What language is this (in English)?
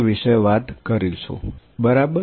Gujarati